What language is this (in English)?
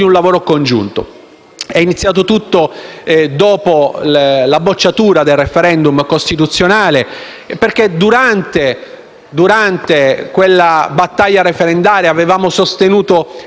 Italian